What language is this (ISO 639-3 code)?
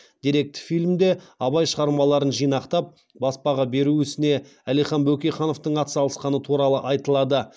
kaz